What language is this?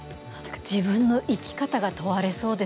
Japanese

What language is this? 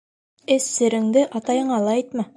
Bashkir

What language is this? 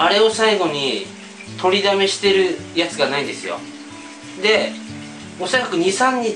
Japanese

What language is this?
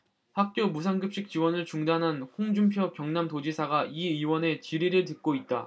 Korean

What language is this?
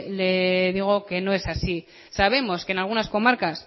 Spanish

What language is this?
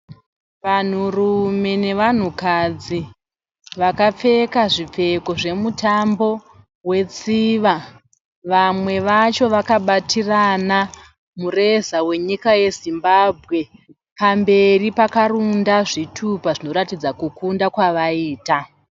Shona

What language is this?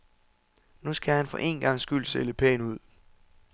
Danish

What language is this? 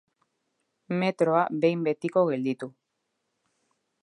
Basque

